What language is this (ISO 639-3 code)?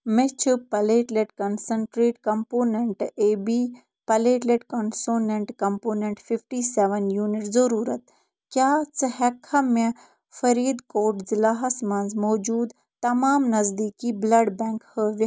kas